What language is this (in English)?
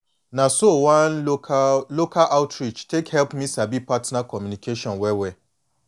Nigerian Pidgin